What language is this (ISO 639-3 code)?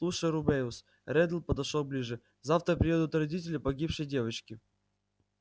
rus